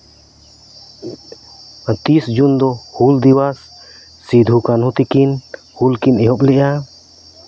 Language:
Santali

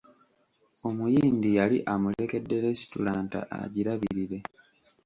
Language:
Ganda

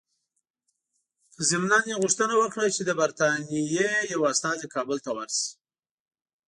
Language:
Pashto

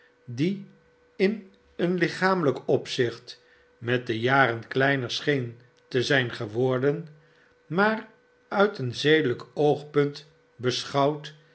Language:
Dutch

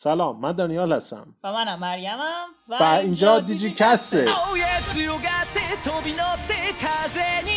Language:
Persian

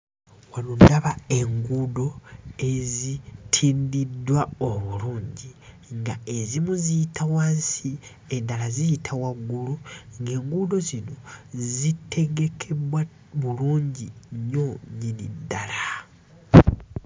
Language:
Ganda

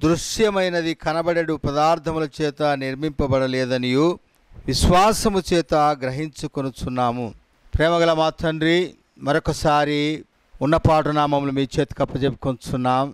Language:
Telugu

